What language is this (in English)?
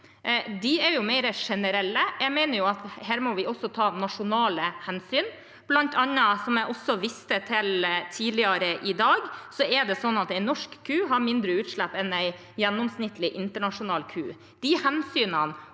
Norwegian